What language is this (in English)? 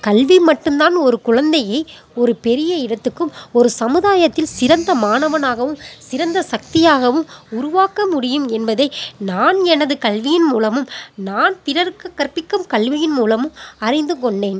Tamil